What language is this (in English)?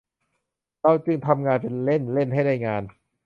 Thai